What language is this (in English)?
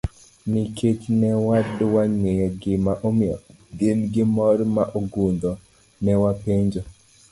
Luo (Kenya and Tanzania)